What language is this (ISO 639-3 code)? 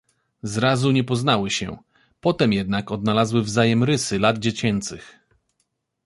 pol